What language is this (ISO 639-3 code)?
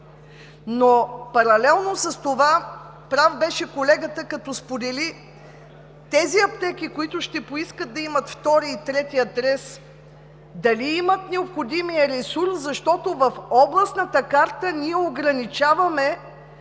bul